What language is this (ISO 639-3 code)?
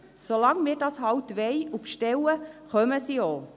gsw